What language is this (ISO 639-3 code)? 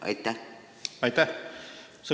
est